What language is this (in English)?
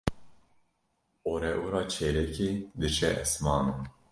Kurdish